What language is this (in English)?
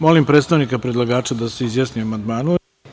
Serbian